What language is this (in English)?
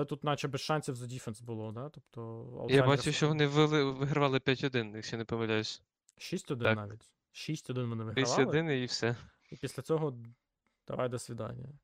Ukrainian